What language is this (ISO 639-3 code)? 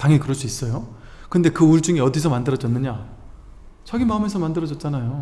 kor